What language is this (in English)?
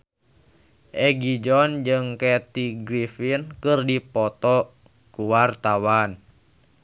Sundanese